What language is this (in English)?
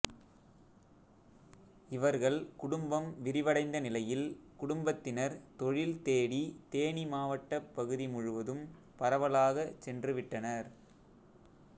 Tamil